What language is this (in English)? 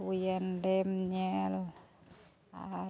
Santali